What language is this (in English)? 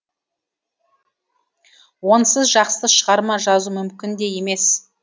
Kazakh